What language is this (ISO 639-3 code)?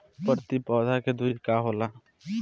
bho